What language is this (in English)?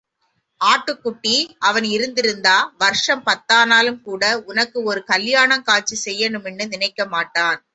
Tamil